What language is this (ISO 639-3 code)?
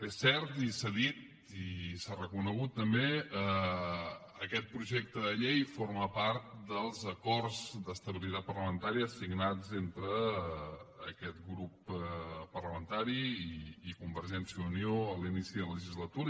cat